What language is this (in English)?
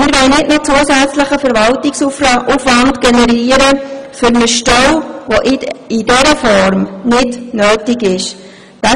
Swiss German